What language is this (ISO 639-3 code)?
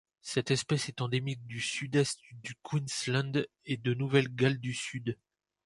fra